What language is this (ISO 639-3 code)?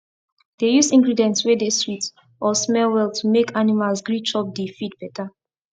pcm